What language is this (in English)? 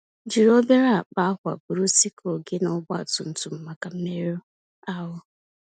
Igbo